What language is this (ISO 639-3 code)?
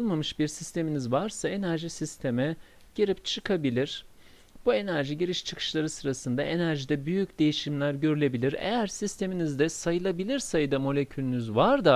tur